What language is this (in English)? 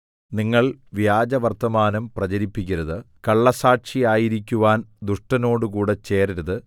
Malayalam